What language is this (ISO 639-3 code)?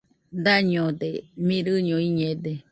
hux